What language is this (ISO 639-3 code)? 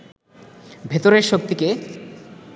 ben